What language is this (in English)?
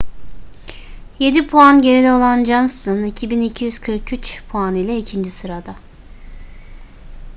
Turkish